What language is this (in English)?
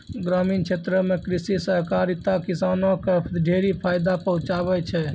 Maithili